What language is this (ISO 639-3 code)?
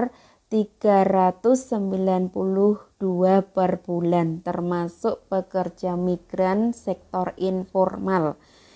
ind